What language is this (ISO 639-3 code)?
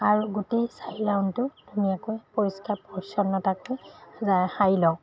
asm